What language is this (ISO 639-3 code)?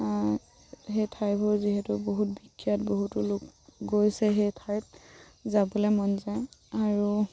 asm